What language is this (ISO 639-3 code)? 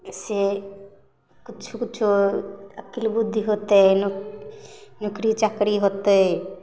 mai